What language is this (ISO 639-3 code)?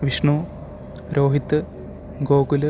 mal